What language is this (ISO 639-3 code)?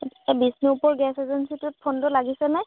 asm